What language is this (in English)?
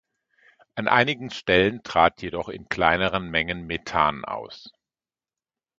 German